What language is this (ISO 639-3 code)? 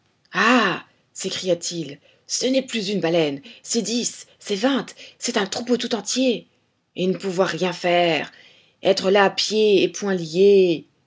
fra